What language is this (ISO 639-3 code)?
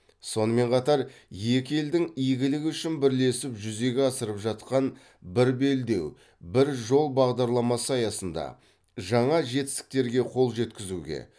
kaz